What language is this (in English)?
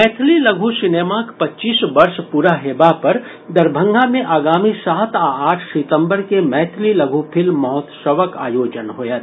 Maithili